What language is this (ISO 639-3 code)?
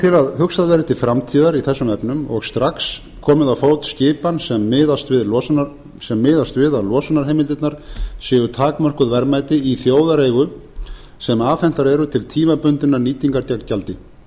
isl